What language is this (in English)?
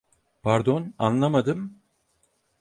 Turkish